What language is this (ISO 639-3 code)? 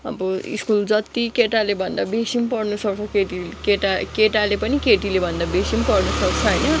nep